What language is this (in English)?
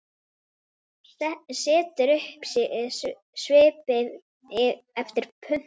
Icelandic